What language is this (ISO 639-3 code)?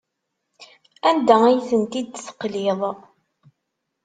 kab